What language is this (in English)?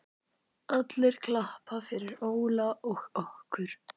Icelandic